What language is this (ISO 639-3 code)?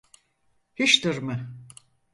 tur